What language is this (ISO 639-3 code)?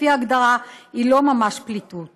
heb